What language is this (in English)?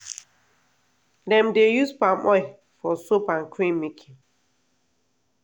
Nigerian Pidgin